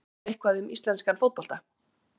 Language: Icelandic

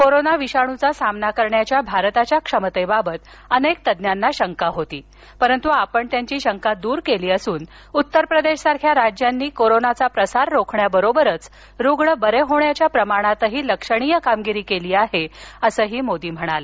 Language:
Marathi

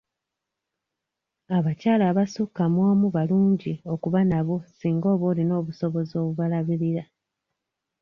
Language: Ganda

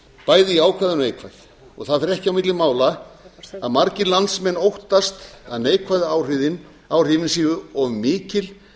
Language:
Icelandic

